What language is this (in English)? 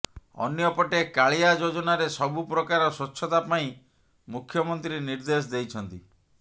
Odia